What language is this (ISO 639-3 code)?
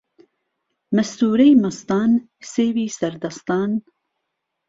ckb